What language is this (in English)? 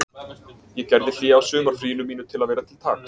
Icelandic